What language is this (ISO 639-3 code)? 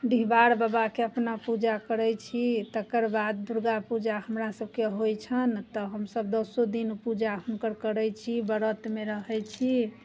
mai